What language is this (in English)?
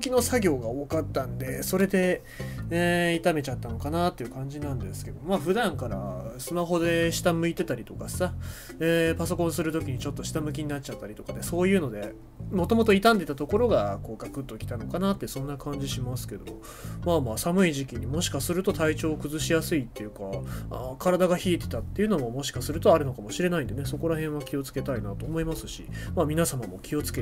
Japanese